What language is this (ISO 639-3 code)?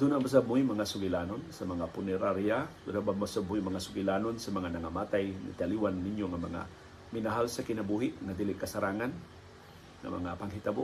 fil